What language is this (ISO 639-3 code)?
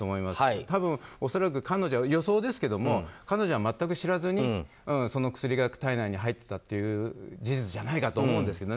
jpn